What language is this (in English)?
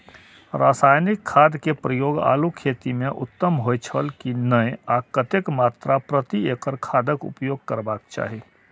Maithili